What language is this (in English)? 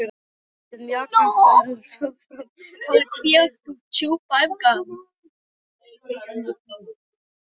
Icelandic